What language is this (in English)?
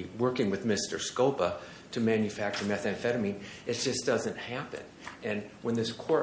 English